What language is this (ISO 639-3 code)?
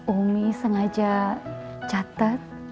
ind